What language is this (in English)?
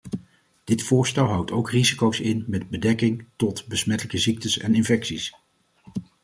Dutch